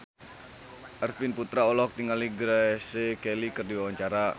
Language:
Sundanese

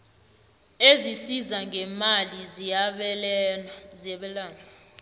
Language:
South Ndebele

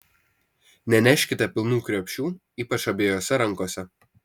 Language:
Lithuanian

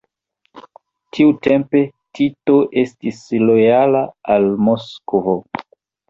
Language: Esperanto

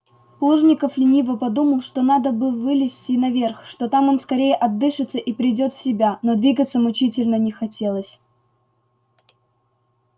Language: Russian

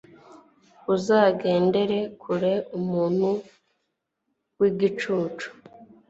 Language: Kinyarwanda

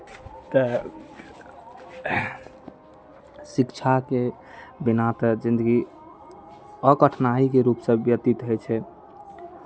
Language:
Maithili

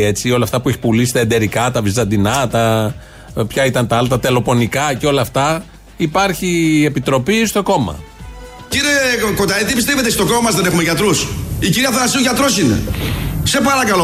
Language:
Greek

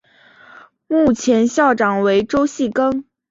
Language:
Chinese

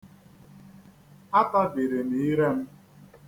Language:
Igbo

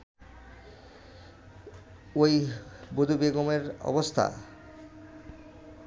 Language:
Bangla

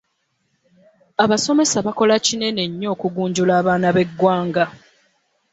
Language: Ganda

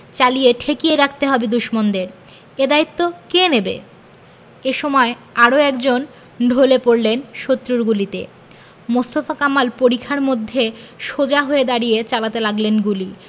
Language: Bangla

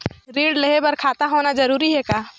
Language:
Chhattisgarhi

